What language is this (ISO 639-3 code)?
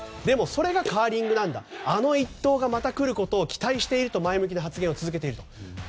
jpn